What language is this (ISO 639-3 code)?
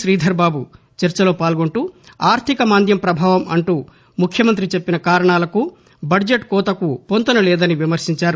tel